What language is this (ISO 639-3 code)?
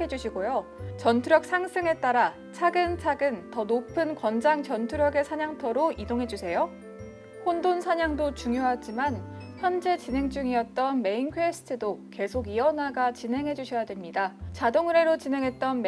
kor